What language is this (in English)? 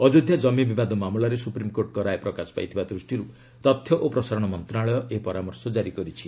Odia